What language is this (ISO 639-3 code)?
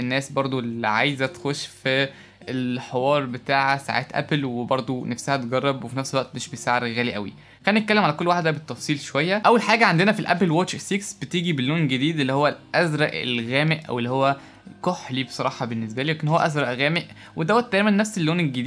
ara